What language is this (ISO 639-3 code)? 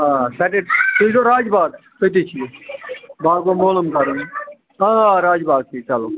kas